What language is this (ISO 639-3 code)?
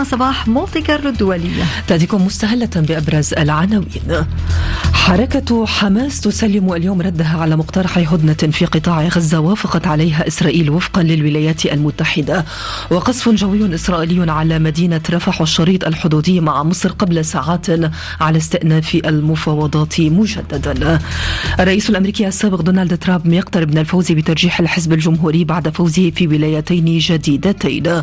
ara